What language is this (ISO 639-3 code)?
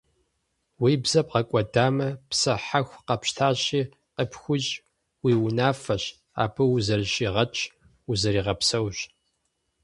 kbd